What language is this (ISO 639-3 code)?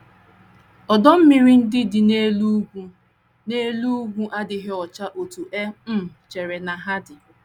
ibo